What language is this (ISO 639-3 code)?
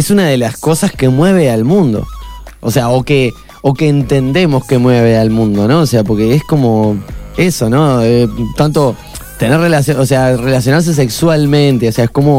spa